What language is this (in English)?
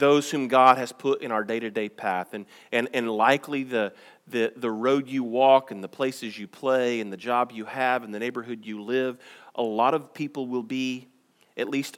English